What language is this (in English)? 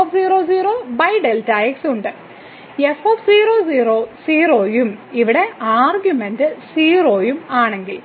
Malayalam